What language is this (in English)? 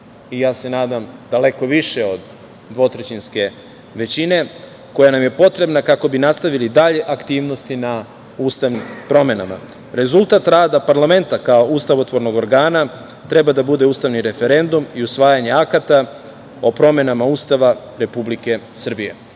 Serbian